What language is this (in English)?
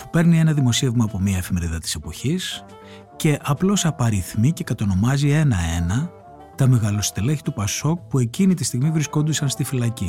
Greek